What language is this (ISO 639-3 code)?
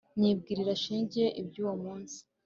kin